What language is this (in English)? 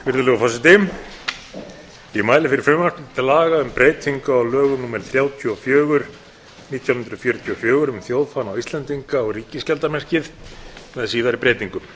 Icelandic